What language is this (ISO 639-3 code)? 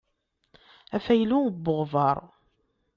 kab